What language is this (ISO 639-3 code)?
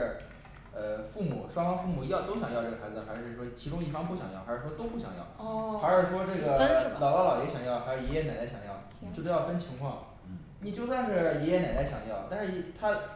zho